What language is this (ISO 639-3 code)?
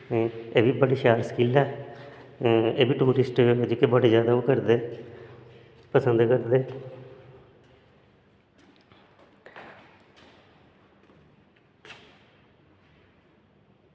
doi